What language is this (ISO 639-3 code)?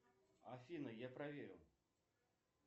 rus